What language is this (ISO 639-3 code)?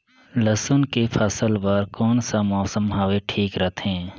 hne